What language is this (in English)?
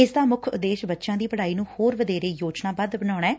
Punjabi